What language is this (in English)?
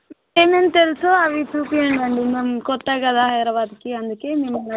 Telugu